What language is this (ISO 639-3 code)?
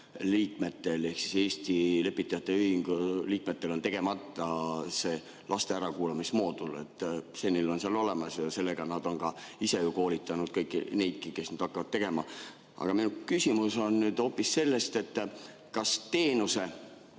est